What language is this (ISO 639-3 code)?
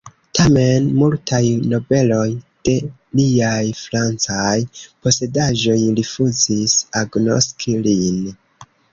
epo